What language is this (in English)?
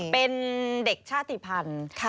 Thai